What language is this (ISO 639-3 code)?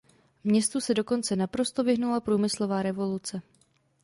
ces